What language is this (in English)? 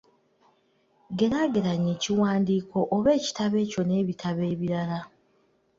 Ganda